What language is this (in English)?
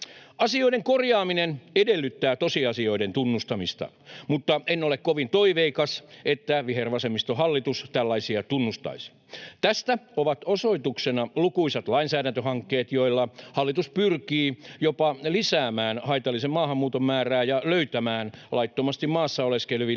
Finnish